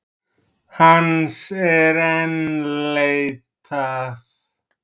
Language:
Icelandic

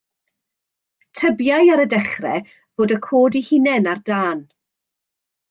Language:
Welsh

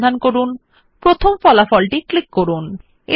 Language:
Bangla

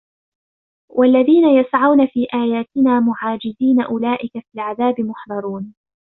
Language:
Arabic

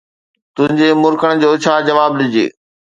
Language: Sindhi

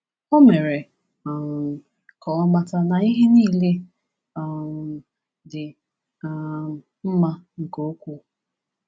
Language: Igbo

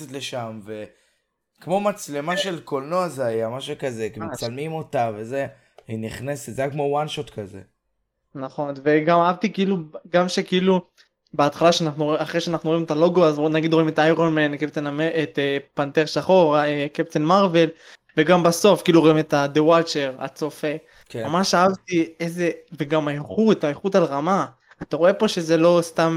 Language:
Hebrew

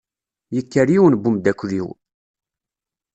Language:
Kabyle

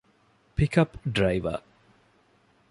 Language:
Divehi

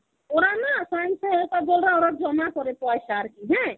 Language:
Bangla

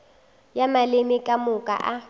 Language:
Northern Sotho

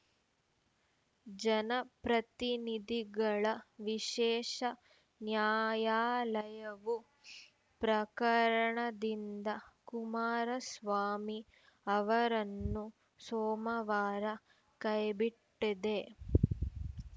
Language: Kannada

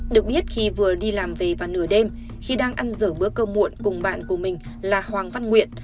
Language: Vietnamese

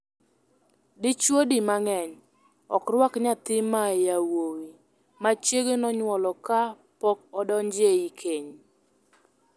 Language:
Luo (Kenya and Tanzania)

